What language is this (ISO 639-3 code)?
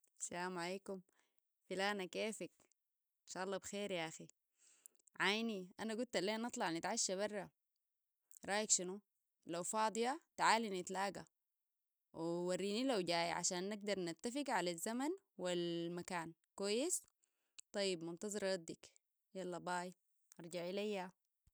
apd